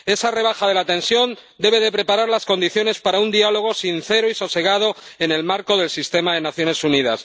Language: Spanish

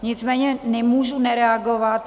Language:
Czech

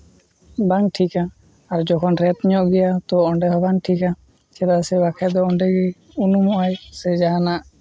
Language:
Santali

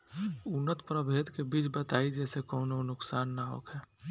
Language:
Bhojpuri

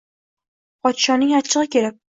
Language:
Uzbek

